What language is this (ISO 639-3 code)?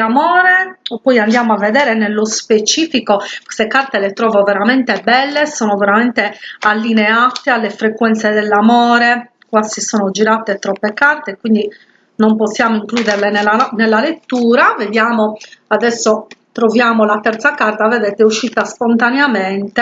ita